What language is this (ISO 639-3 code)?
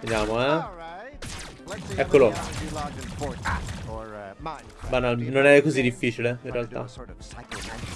ita